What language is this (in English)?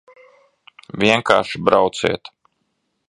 Latvian